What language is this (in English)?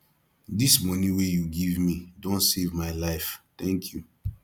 Nigerian Pidgin